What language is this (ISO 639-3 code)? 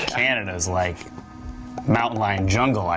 eng